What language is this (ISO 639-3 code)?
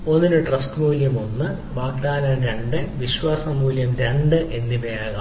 mal